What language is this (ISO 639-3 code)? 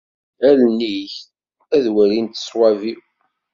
kab